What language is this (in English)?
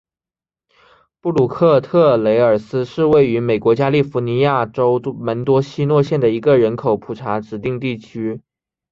Chinese